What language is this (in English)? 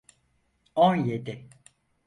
Turkish